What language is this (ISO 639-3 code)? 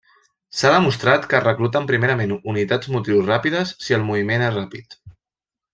cat